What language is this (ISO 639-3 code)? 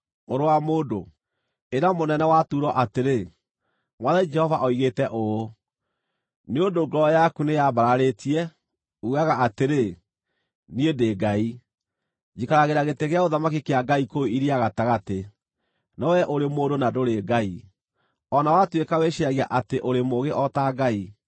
kik